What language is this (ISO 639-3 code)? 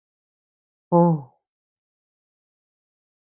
cux